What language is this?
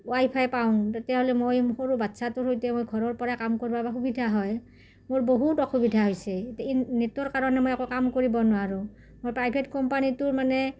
Assamese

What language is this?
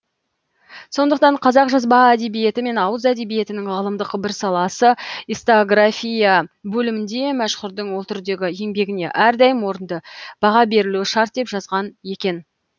Kazakh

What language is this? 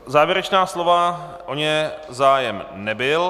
Czech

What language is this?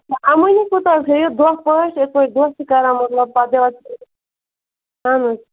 Kashmiri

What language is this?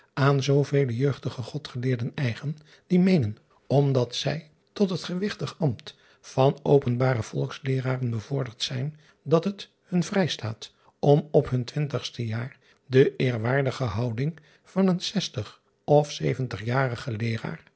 Dutch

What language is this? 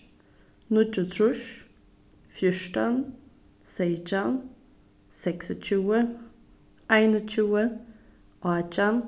Faroese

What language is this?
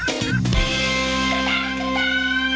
Thai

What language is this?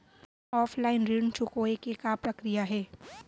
Chhattisgarhi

